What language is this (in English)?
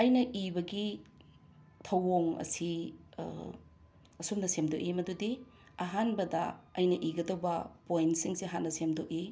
Manipuri